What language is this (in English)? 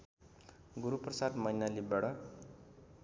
Nepali